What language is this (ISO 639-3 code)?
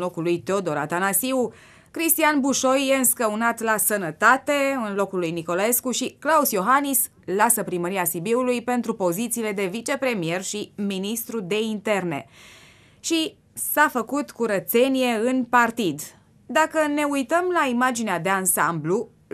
ron